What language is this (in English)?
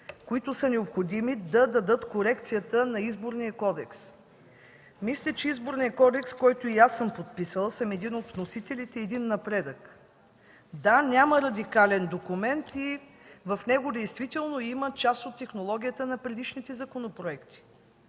Bulgarian